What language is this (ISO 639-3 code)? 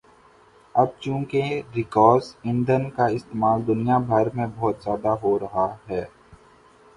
urd